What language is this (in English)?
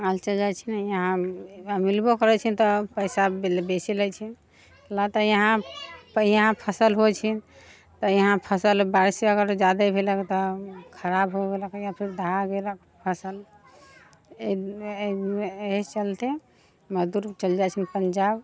Maithili